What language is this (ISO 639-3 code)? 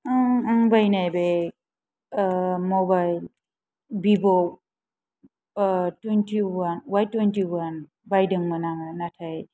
brx